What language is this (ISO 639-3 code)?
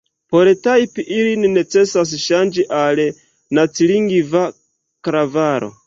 epo